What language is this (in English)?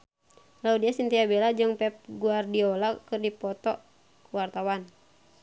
Sundanese